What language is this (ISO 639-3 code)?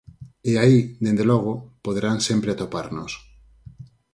glg